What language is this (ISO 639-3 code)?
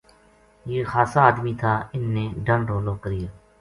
gju